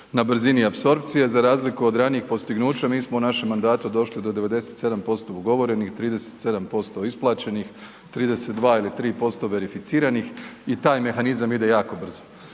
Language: Croatian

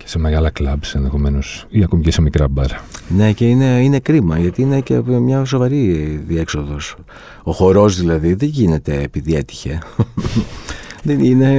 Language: Greek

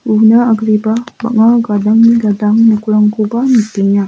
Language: Garo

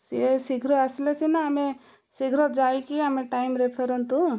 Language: Odia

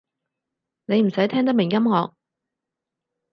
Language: Cantonese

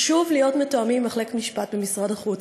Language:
Hebrew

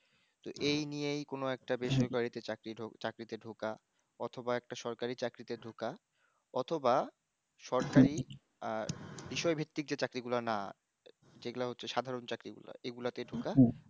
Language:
Bangla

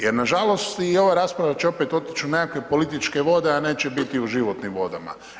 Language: Croatian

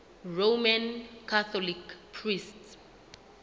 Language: Southern Sotho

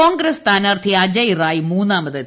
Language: Malayalam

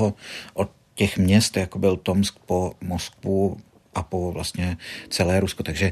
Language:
Czech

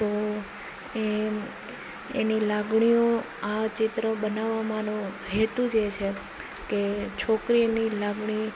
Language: Gujarati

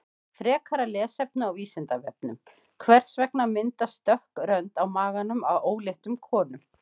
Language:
Icelandic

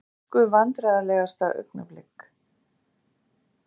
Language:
Icelandic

